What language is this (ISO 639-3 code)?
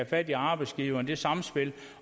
dan